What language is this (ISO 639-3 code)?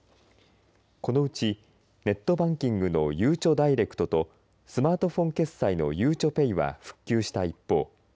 jpn